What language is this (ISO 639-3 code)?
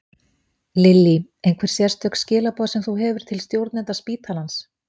isl